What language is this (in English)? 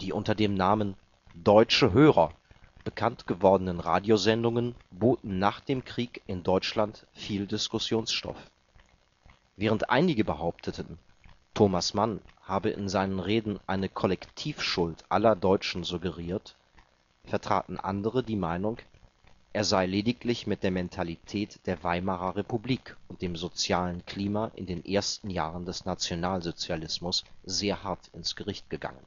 German